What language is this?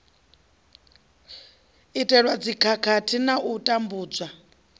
Venda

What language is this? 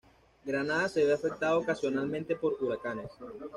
Spanish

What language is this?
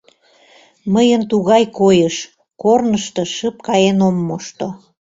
Mari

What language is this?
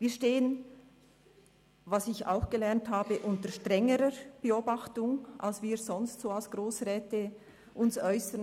Swiss German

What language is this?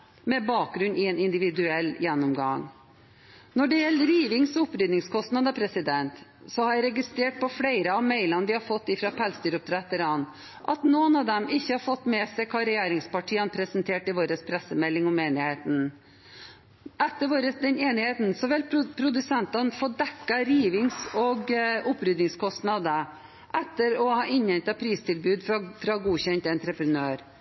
Norwegian Bokmål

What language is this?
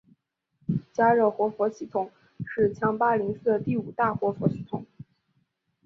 Chinese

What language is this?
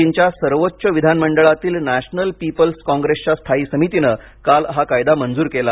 Marathi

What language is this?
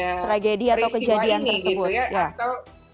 Indonesian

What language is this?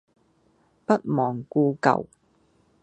Cantonese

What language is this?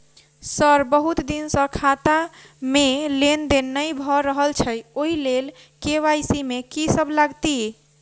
Maithili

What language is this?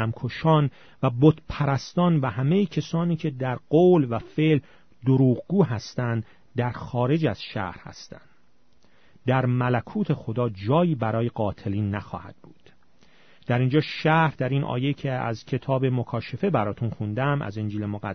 Persian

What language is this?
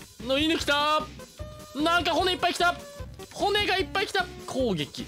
Japanese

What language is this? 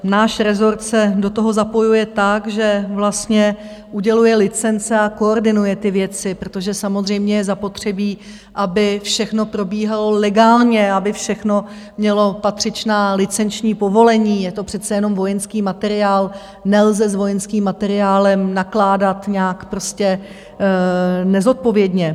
Czech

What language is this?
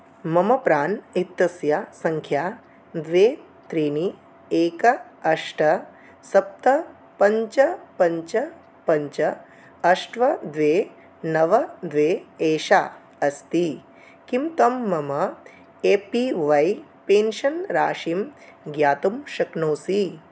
Sanskrit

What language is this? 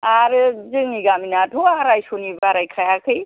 Bodo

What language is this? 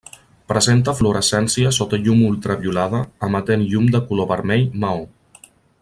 Catalan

